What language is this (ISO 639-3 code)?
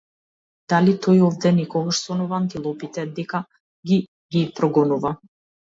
mkd